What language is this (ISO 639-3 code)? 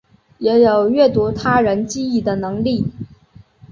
zho